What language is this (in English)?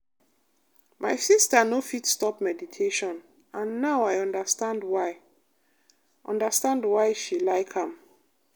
Nigerian Pidgin